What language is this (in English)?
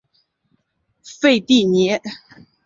Chinese